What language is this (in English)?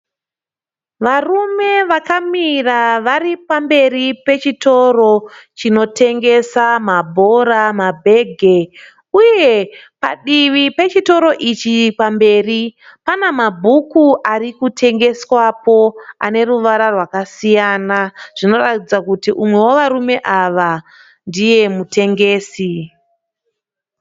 Shona